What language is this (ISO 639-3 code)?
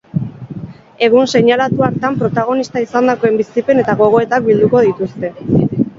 eus